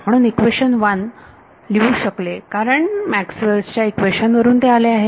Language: Marathi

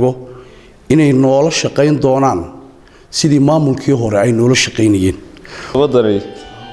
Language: Arabic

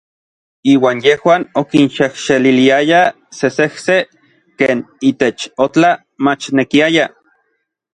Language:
Orizaba Nahuatl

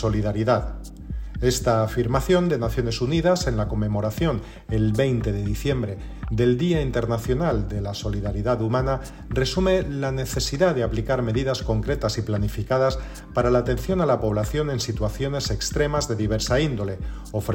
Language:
Spanish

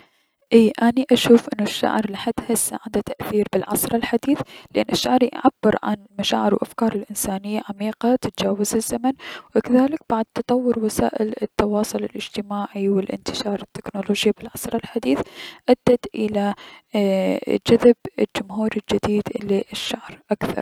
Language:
Mesopotamian Arabic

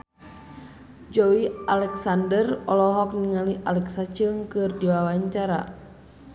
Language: Sundanese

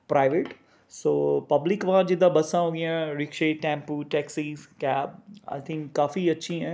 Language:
Punjabi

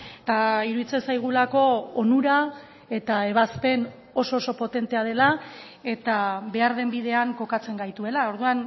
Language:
Basque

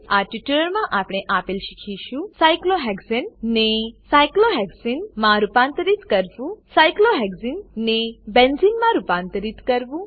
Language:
Gujarati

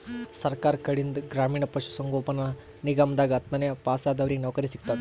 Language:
Kannada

